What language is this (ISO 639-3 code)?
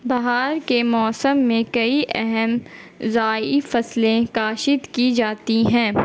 urd